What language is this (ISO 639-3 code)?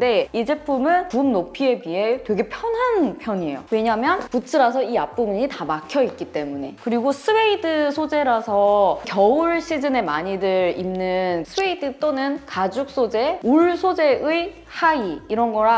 kor